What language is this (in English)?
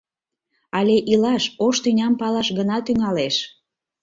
Mari